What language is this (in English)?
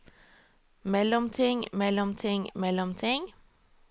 Norwegian